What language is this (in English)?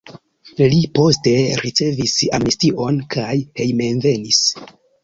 Esperanto